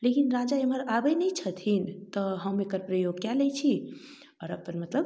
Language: Maithili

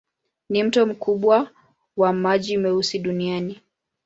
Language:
Swahili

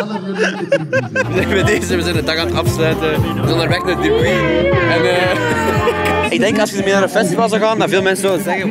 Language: Dutch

